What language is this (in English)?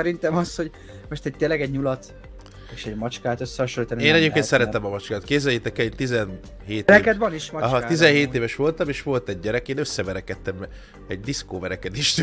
Hungarian